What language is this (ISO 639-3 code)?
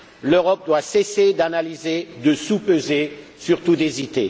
fra